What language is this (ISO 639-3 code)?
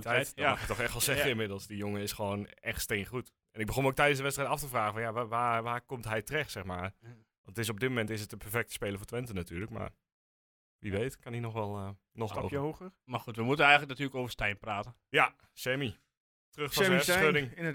nld